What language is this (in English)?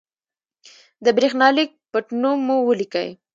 Pashto